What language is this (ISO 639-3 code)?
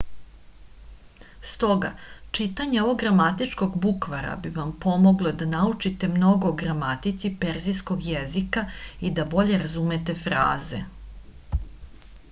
srp